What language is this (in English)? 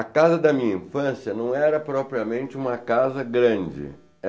Portuguese